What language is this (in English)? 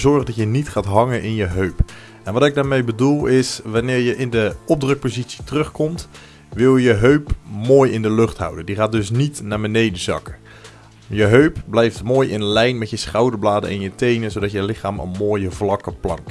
Dutch